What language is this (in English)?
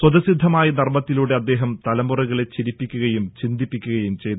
Malayalam